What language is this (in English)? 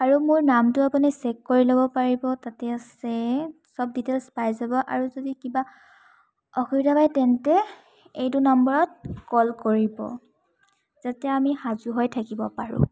Assamese